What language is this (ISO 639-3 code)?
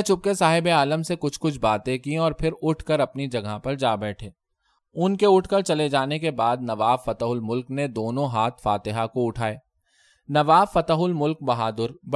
urd